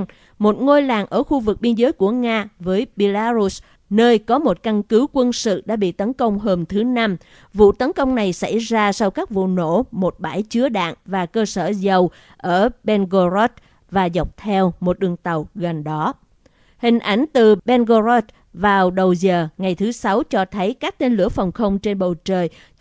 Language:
Vietnamese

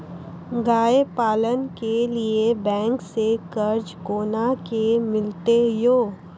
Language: Maithili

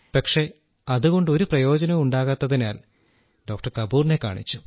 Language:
Malayalam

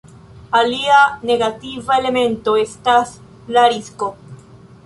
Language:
Esperanto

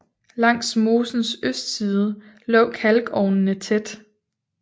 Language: Danish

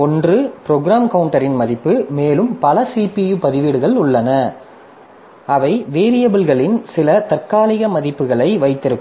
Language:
Tamil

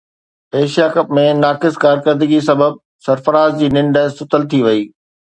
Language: Sindhi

